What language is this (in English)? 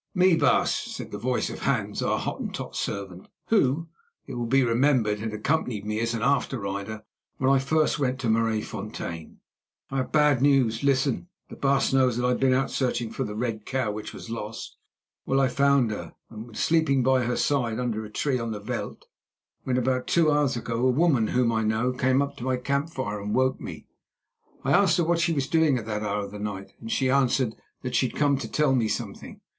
English